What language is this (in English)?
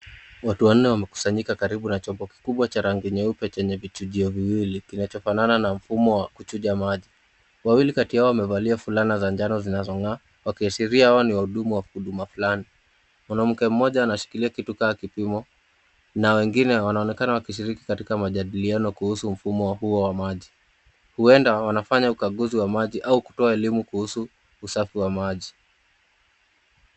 Swahili